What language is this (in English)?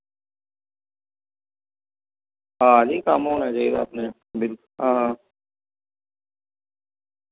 Dogri